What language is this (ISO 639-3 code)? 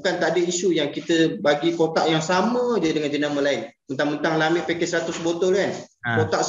msa